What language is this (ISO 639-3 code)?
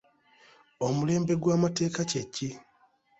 lug